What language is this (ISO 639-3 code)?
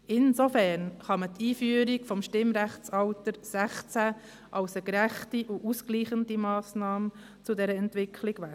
gsw